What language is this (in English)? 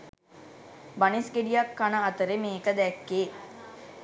Sinhala